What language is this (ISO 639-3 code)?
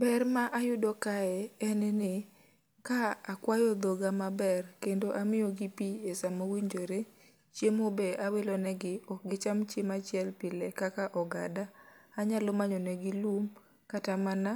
luo